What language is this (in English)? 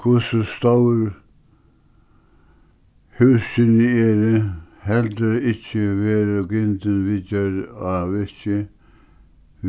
Faroese